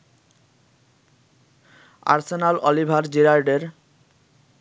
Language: Bangla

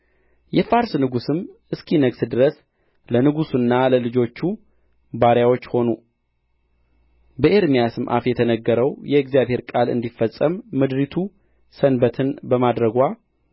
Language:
Amharic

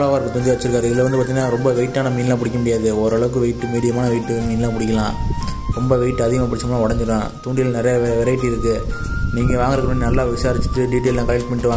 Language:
Arabic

